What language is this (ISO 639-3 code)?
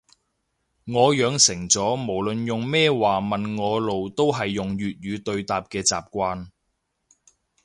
yue